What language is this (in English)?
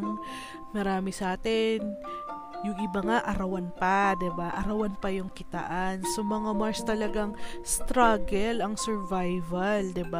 Filipino